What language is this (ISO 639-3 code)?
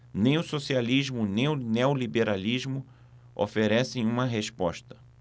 por